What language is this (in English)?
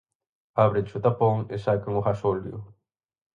Galician